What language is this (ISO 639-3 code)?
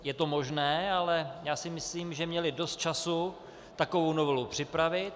ces